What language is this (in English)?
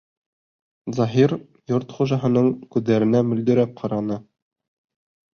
Bashkir